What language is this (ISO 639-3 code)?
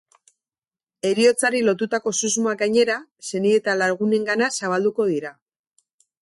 eus